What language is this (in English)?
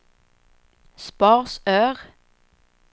Swedish